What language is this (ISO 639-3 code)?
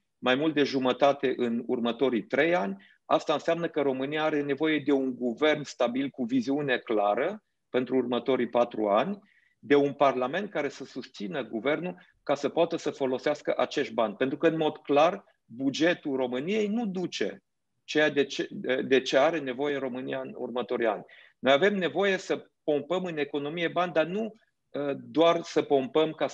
ron